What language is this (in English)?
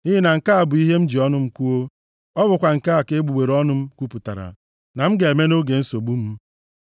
Igbo